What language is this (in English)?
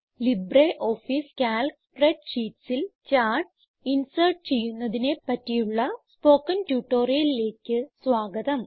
Malayalam